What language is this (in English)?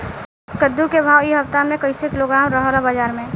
Bhojpuri